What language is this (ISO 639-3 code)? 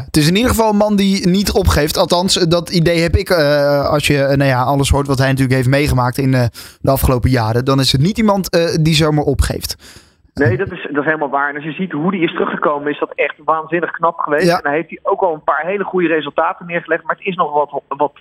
nld